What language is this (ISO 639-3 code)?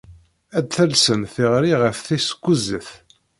kab